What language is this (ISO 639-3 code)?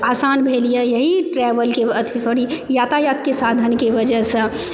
mai